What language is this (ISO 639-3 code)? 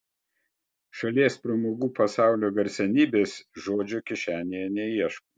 lit